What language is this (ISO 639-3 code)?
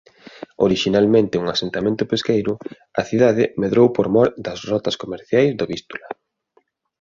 glg